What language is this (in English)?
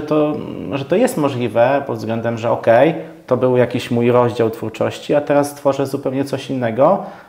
Polish